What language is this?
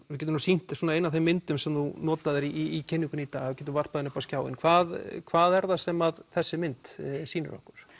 Icelandic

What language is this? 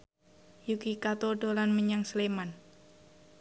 Javanese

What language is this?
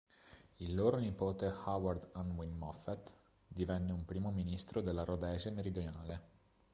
Italian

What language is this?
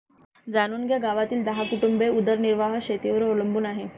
Marathi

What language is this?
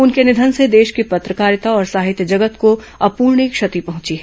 Hindi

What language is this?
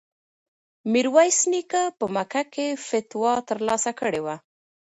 Pashto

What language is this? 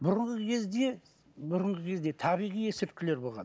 Kazakh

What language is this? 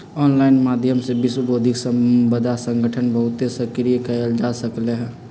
Magahi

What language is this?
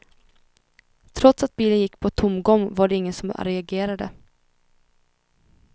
Swedish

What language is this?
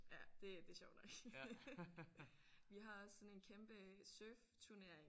Danish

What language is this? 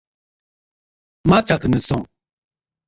Bafut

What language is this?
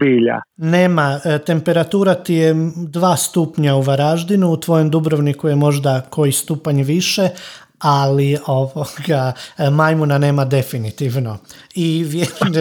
Croatian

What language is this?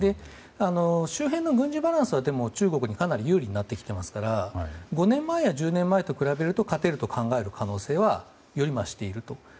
Japanese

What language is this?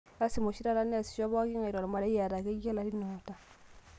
Masai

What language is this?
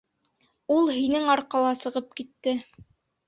Bashkir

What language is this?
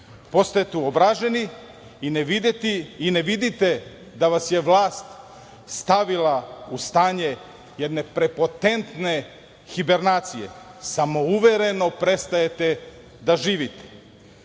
Serbian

